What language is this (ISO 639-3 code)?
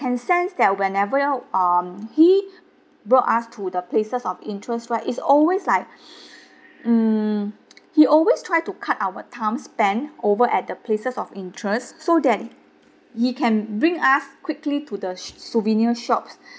eng